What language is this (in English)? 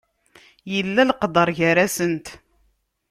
Kabyle